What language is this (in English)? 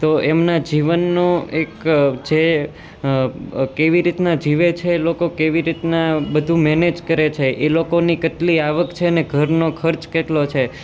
Gujarati